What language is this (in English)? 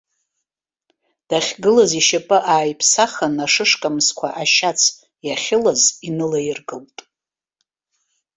Abkhazian